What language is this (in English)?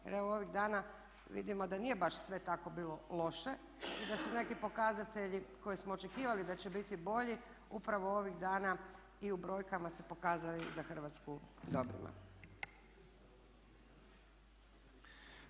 Croatian